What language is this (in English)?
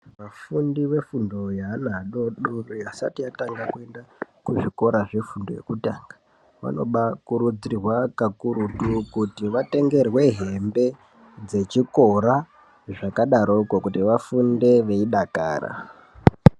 Ndau